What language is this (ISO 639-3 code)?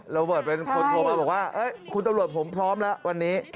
tha